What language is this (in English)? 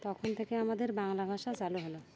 Bangla